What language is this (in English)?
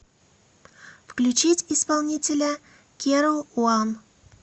Russian